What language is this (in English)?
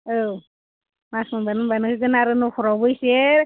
Bodo